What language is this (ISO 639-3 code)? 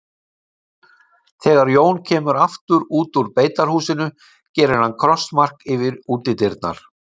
isl